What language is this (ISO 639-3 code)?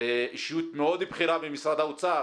heb